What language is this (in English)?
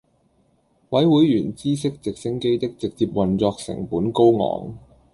Cantonese